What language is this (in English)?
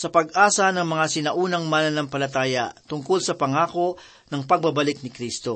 Filipino